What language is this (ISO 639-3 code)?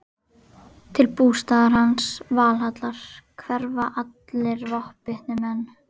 isl